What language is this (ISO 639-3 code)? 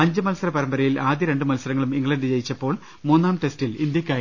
mal